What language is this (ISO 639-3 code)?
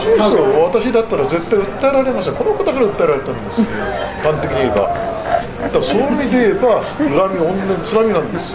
jpn